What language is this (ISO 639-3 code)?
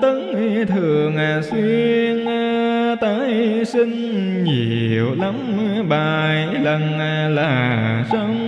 vie